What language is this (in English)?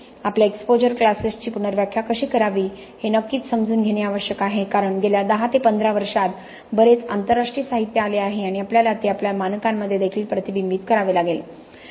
Marathi